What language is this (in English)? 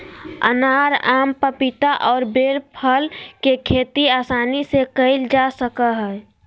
Magahi